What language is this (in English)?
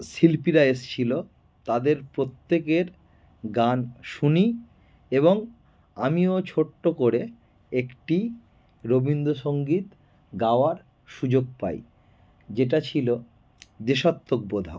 Bangla